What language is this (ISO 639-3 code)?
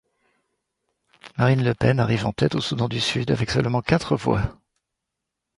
fra